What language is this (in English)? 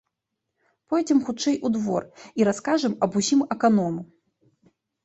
Belarusian